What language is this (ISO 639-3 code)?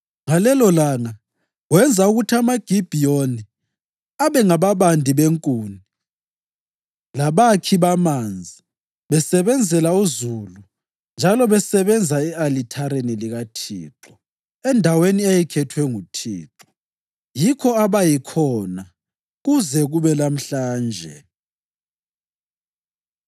nde